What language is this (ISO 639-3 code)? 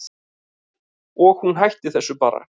isl